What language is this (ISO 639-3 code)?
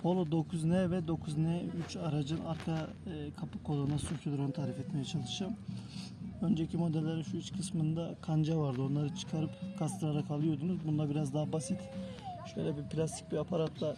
tur